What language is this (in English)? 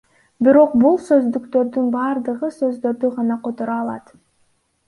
Kyrgyz